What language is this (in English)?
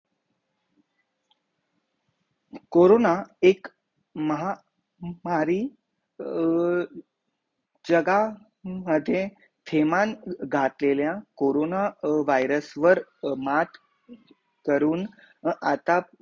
Marathi